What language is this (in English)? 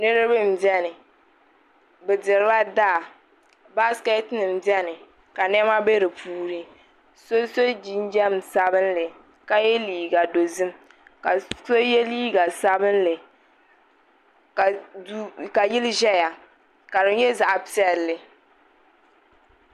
Dagbani